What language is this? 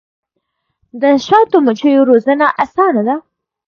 Pashto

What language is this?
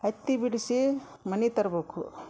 Kannada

